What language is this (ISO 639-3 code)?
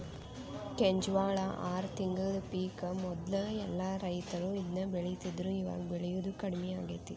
kan